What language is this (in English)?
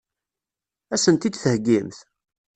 Kabyle